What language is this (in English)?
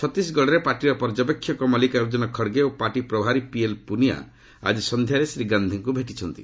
Odia